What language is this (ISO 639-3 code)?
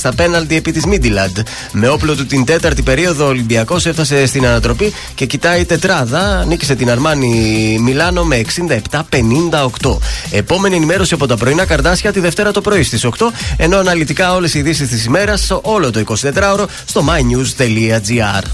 ell